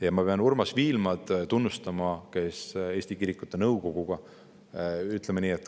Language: Estonian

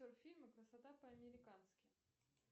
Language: Russian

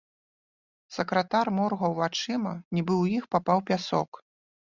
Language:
Belarusian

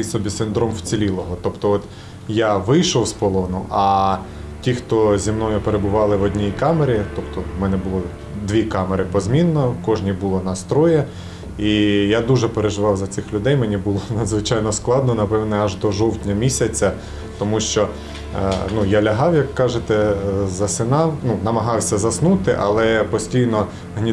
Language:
Ukrainian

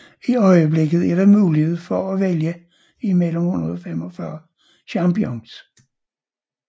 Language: Danish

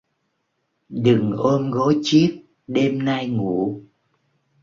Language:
Vietnamese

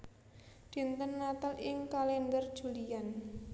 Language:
Javanese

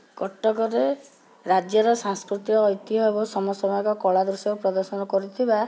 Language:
Odia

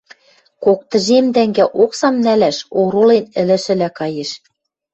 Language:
Western Mari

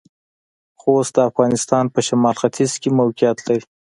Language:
Pashto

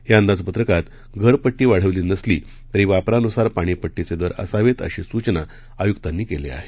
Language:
Marathi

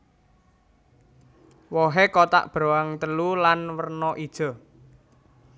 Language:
Javanese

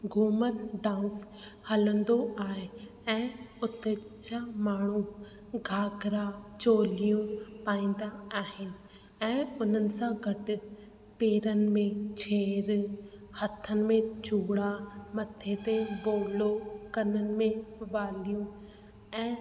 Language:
Sindhi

